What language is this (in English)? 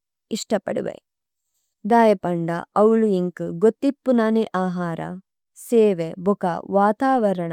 Tulu